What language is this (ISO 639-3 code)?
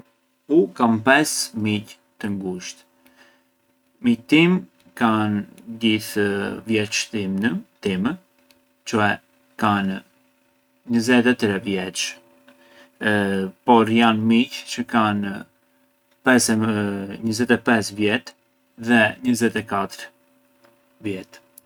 aae